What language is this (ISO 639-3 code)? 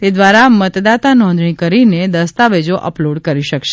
guj